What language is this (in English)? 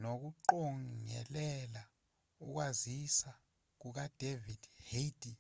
Zulu